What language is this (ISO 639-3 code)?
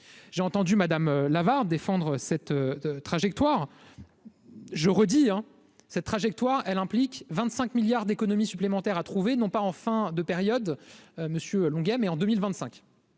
fra